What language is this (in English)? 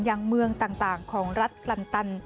Thai